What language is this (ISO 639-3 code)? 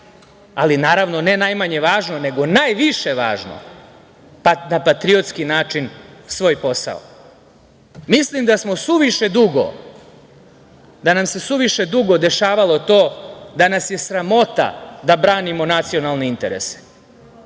srp